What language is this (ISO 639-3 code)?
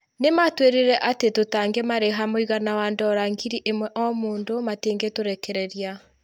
kik